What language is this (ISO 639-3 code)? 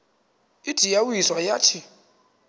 xho